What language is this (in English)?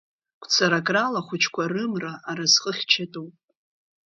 Abkhazian